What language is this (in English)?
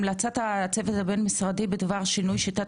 Hebrew